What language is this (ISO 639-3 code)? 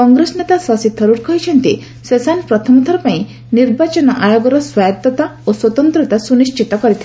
ori